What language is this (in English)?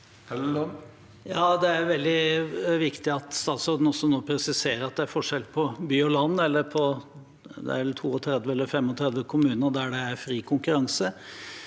Norwegian